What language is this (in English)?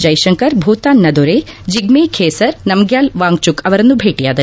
Kannada